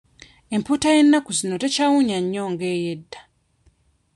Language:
Ganda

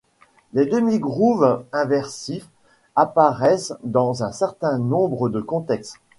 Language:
French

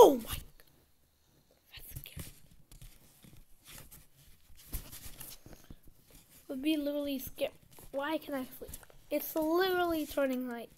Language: English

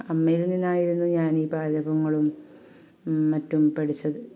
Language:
Malayalam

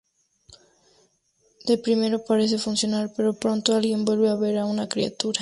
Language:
Spanish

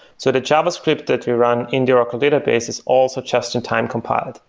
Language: English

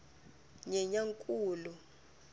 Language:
Tsonga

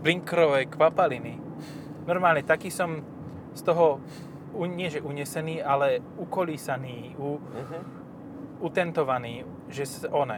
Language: Slovak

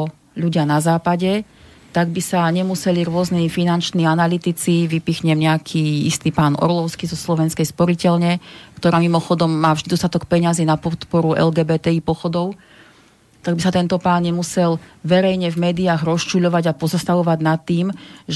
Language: Slovak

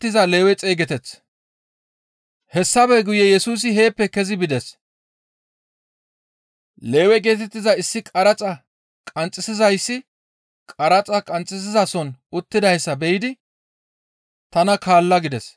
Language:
Gamo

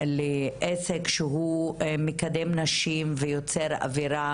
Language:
Hebrew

